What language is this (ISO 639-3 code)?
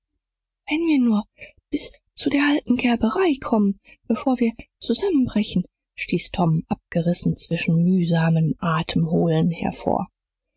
deu